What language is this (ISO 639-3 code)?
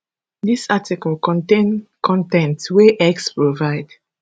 pcm